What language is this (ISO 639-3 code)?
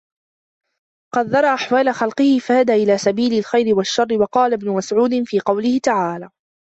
ara